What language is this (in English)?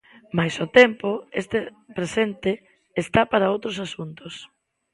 Galician